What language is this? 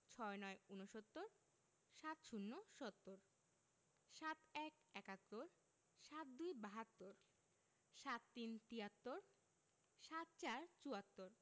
Bangla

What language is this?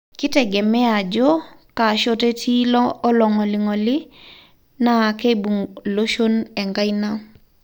Masai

